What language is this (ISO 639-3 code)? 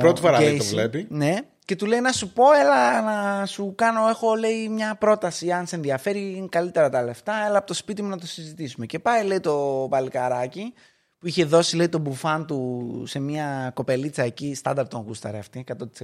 ell